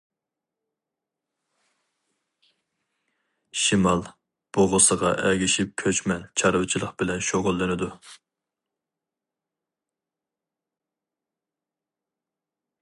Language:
Uyghur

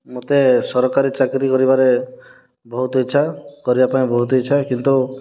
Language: Odia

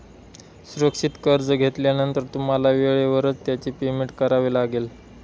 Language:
Marathi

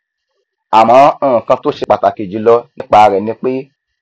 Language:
Yoruba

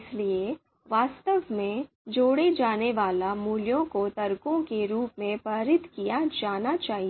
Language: Hindi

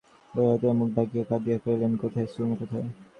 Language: Bangla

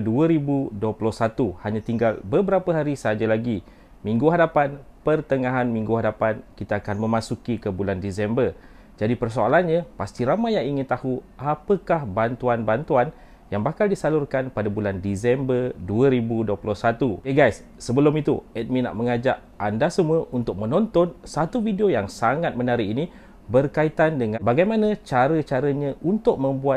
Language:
Malay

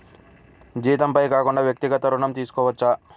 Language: Telugu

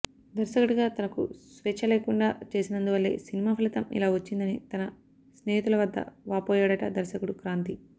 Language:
Telugu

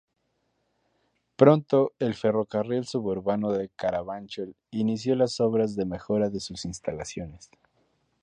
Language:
Spanish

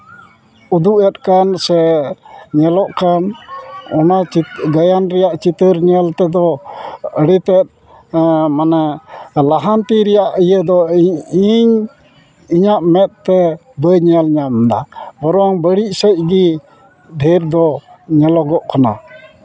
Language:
Santali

